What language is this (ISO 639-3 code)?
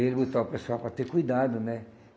por